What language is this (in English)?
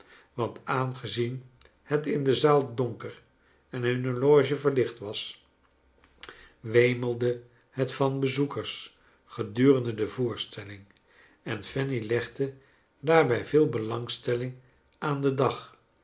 Dutch